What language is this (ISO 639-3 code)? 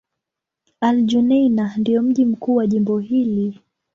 swa